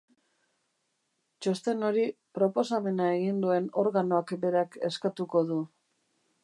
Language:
Basque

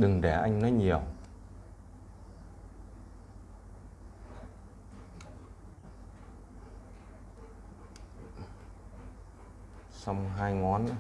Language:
Vietnamese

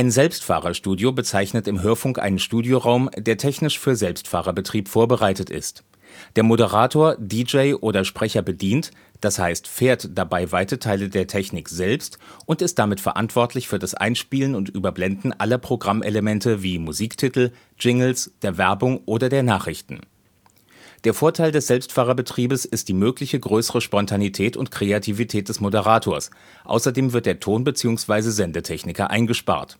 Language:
German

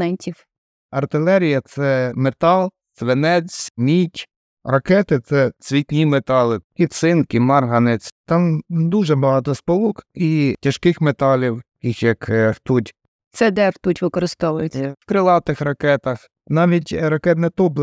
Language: Ukrainian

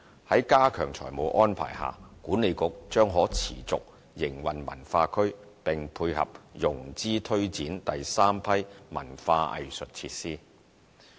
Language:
Cantonese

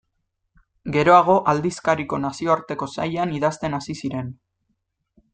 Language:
Basque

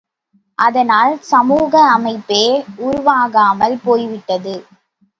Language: Tamil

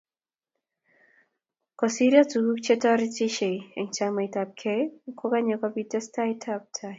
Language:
Kalenjin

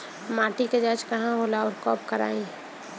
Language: Bhojpuri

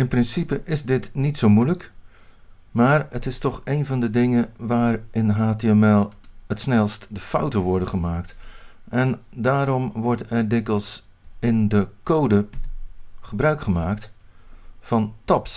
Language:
Dutch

